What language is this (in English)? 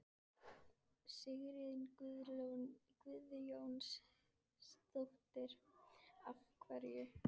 Icelandic